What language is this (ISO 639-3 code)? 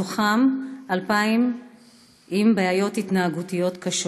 heb